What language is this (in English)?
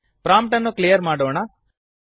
Kannada